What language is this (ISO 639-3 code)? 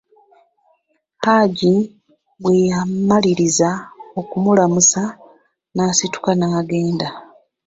lug